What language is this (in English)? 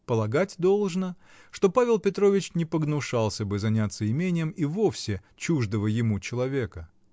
Russian